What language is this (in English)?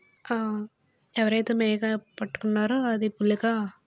Telugu